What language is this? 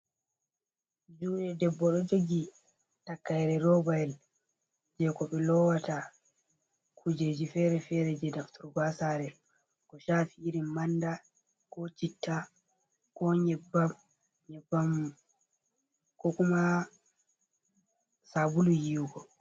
Fula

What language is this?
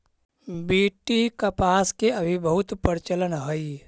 Magahi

